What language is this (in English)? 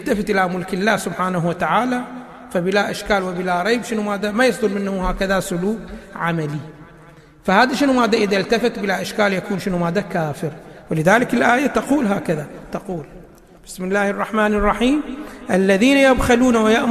Arabic